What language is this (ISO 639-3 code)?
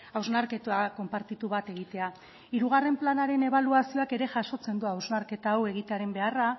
eus